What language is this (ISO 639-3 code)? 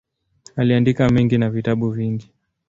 swa